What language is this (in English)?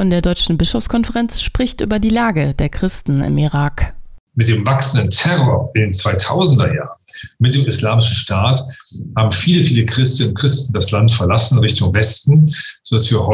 German